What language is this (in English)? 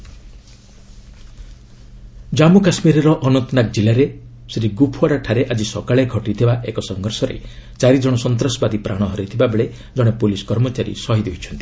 Odia